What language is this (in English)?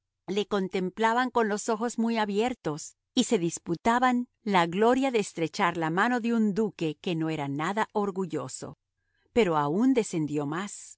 Spanish